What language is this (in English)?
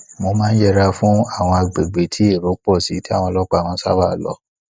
Yoruba